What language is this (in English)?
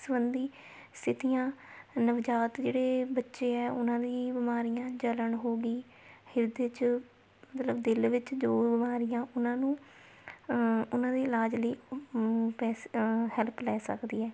Punjabi